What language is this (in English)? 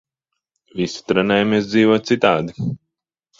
Latvian